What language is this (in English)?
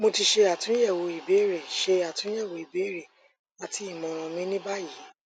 Yoruba